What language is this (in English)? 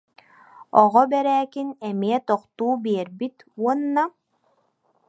Yakut